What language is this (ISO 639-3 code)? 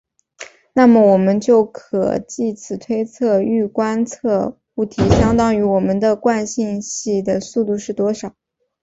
zho